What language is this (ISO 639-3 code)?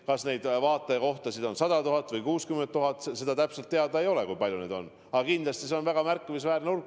est